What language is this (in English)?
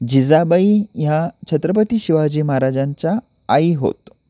Marathi